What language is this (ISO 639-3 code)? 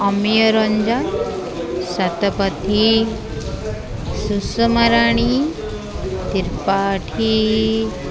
ori